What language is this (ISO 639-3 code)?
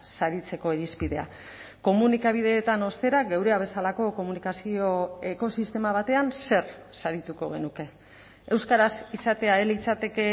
eus